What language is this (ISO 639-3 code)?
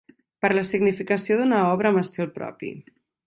cat